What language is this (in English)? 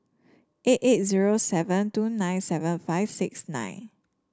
English